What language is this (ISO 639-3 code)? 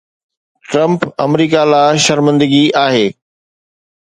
snd